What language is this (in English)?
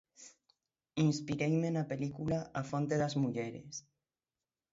Galician